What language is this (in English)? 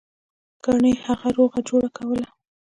Pashto